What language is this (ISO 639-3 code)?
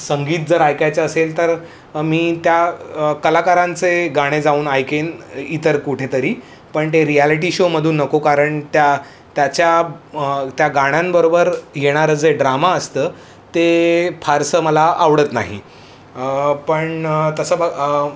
mar